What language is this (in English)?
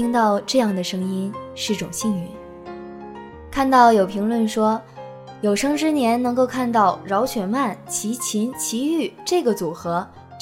Chinese